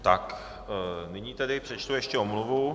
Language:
Czech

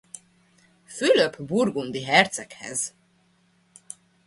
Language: Hungarian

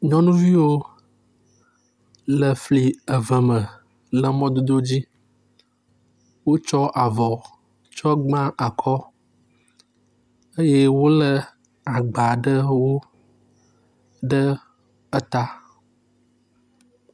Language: Ewe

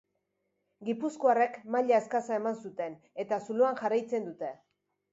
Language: Basque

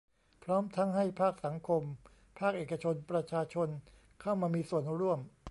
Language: Thai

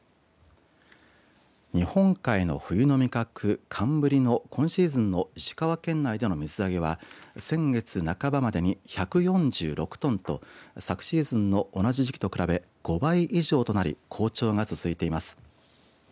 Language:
Japanese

